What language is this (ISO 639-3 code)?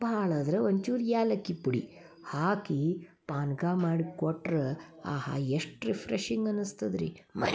kan